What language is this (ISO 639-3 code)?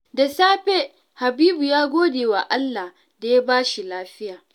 hau